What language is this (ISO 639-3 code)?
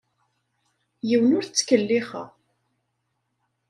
kab